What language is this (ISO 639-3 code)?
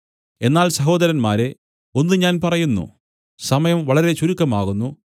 mal